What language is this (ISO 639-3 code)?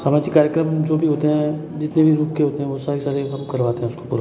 hin